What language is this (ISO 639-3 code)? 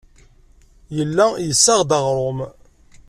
kab